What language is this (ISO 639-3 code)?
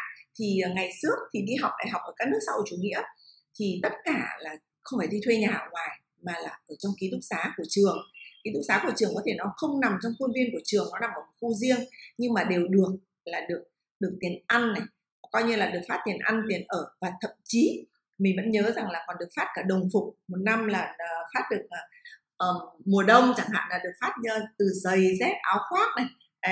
vie